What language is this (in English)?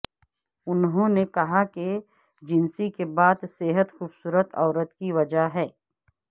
Urdu